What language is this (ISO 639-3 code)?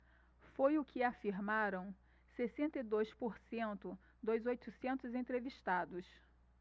por